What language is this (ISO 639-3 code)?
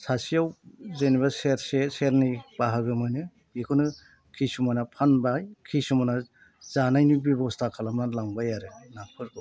brx